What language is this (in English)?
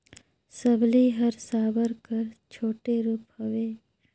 Chhattisgarhi